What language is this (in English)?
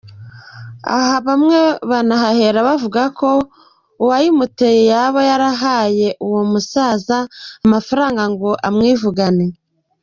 Kinyarwanda